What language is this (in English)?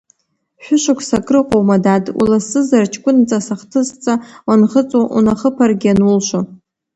Abkhazian